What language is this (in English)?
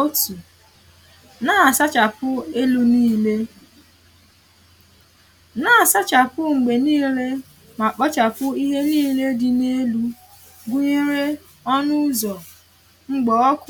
Igbo